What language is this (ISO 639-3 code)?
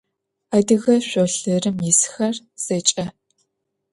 ady